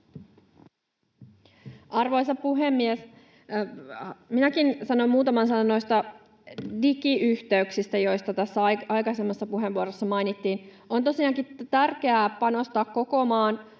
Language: Finnish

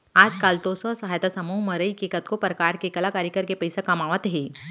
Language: Chhattisgarhi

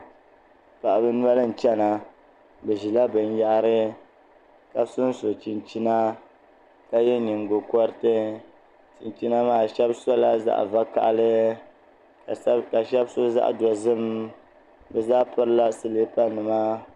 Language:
Dagbani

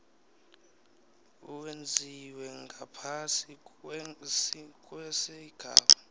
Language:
South Ndebele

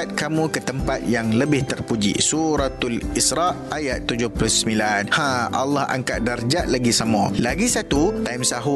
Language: Malay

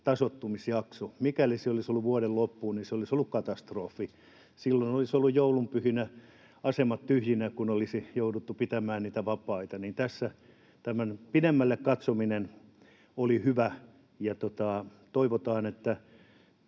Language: Finnish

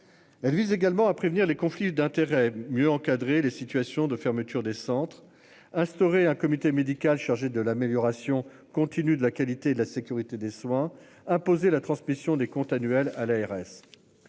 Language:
French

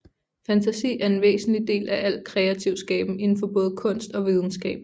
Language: Danish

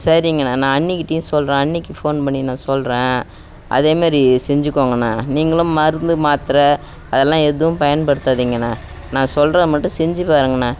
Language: Tamil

